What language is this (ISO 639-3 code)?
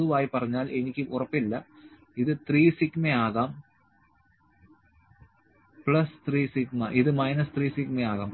mal